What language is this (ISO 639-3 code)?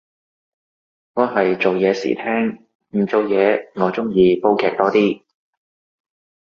yue